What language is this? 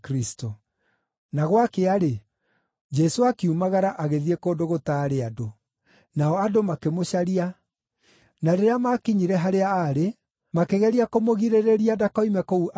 Kikuyu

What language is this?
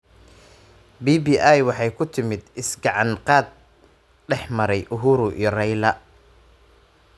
Somali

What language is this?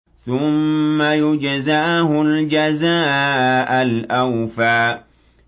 Arabic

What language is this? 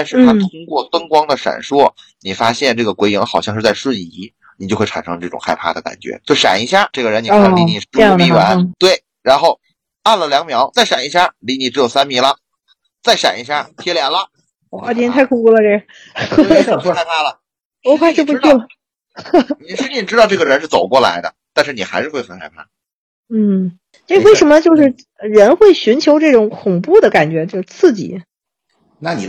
Chinese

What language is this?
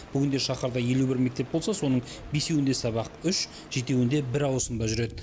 Kazakh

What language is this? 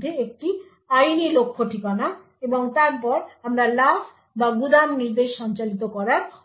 Bangla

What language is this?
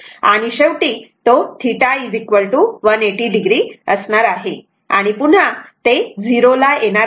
Marathi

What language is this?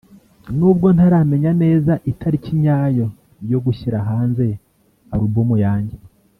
Kinyarwanda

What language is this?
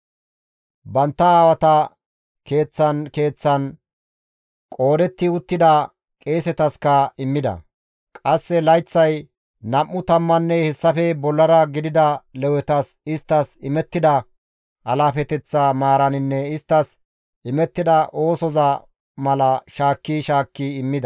Gamo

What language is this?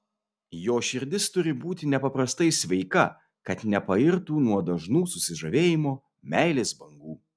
Lithuanian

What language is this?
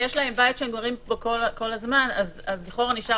Hebrew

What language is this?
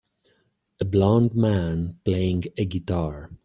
English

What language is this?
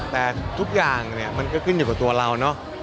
Thai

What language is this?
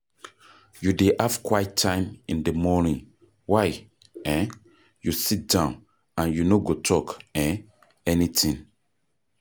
Nigerian Pidgin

